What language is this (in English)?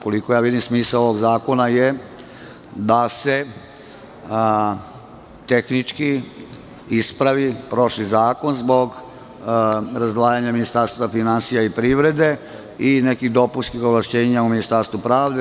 Serbian